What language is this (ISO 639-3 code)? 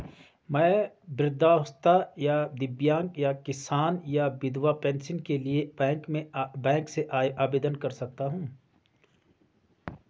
hin